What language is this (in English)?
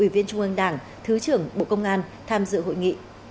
Vietnamese